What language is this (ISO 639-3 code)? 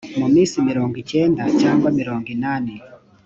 kin